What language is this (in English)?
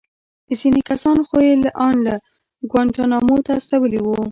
Pashto